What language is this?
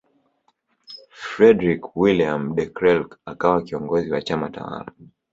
Swahili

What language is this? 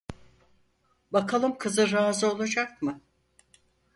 Turkish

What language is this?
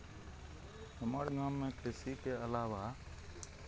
Maithili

